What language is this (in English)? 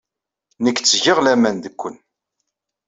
Kabyle